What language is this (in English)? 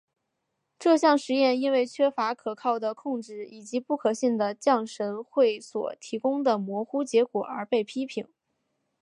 Chinese